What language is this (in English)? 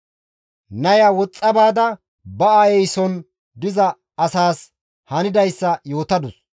Gamo